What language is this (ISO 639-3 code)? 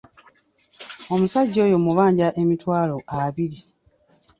lug